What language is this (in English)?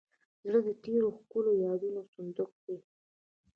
Pashto